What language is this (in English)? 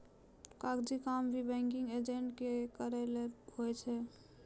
Maithili